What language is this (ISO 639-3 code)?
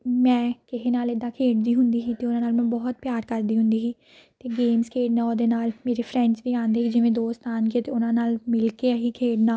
pan